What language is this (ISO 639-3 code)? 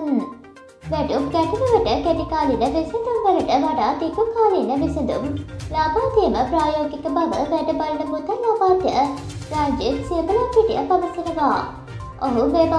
tur